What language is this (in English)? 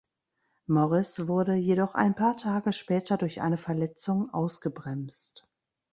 German